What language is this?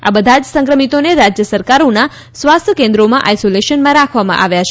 Gujarati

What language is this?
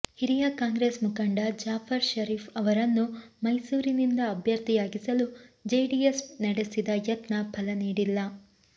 Kannada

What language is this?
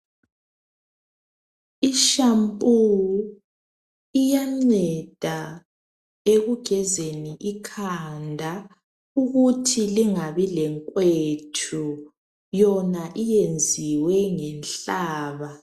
North Ndebele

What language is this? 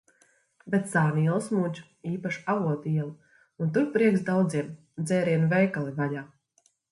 Latvian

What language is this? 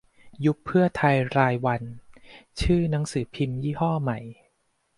Thai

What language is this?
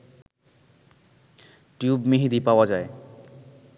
Bangla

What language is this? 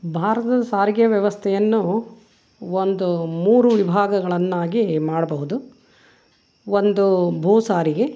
Kannada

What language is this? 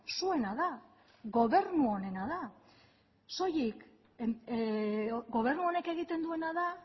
Basque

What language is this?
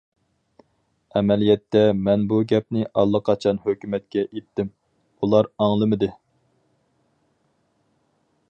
Uyghur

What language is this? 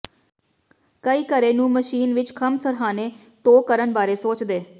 Punjabi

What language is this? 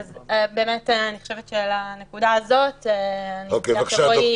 Hebrew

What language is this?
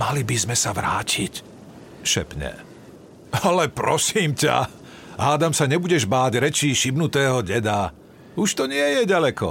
Slovak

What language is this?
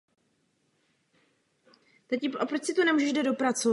Czech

